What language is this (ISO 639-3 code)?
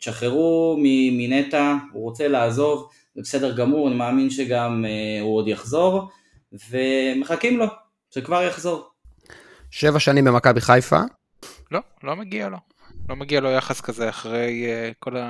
heb